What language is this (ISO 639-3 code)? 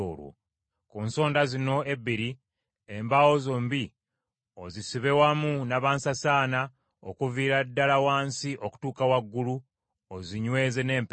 lug